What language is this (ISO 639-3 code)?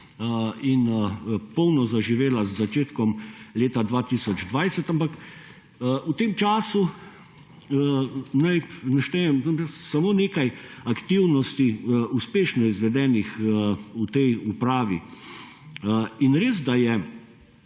slv